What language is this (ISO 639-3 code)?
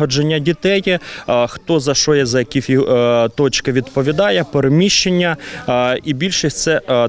ukr